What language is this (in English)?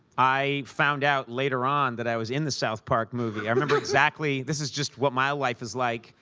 English